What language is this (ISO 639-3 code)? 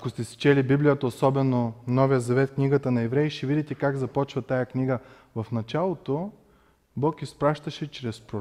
bul